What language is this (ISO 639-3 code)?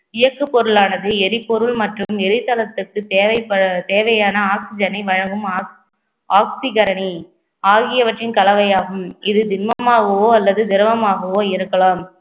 tam